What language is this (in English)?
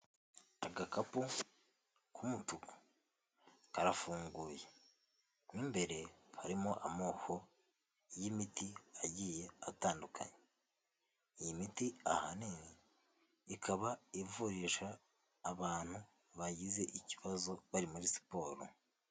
Kinyarwanda